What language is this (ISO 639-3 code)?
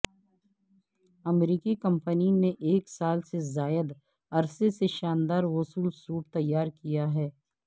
urd